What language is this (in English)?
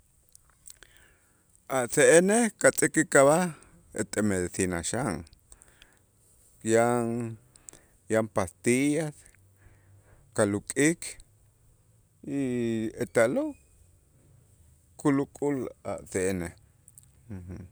Itzá